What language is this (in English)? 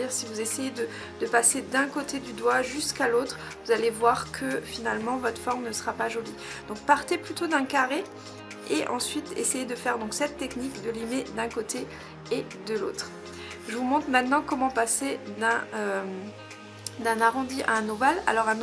French